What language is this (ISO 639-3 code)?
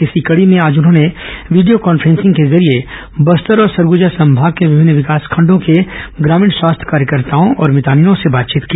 hin